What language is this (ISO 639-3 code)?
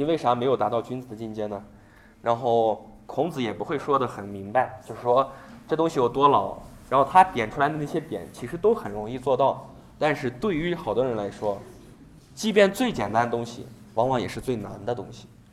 zho